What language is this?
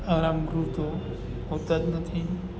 Gujarati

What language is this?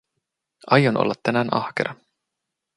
Finnish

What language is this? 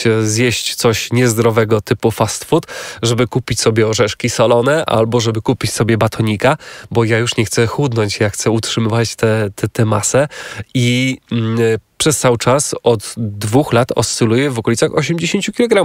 Polish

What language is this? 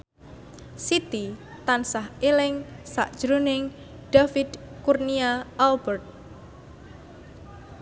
Javanese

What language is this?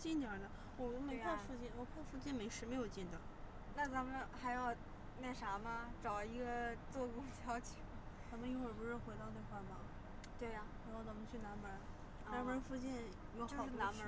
Chinese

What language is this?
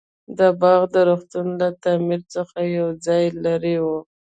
Pashto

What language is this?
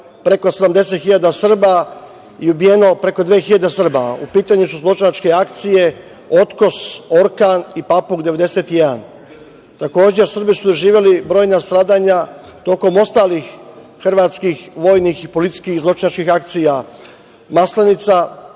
Serbian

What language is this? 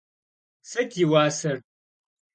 Kabardian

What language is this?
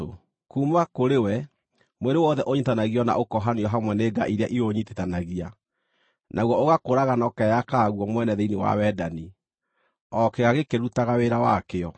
Kikuyu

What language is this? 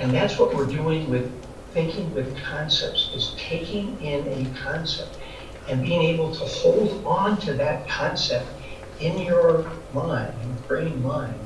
English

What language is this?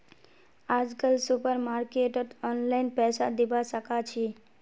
Magahi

